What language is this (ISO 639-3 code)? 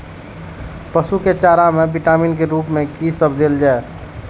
mai